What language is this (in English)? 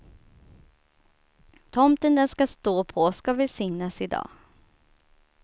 Swedish